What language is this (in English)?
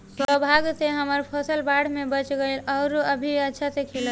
Bhojpuri